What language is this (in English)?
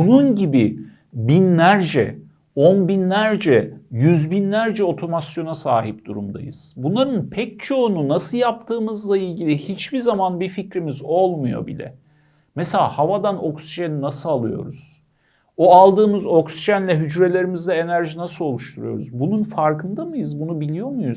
Turkish